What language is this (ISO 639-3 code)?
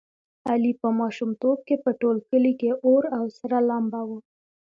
pus